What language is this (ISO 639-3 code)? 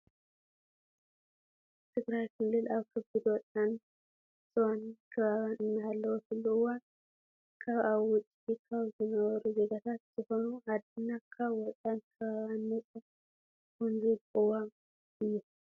tir